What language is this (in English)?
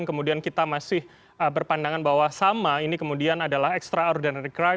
Indonesian